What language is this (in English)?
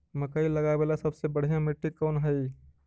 Magahi